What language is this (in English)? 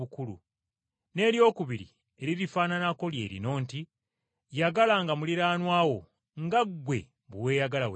Ganda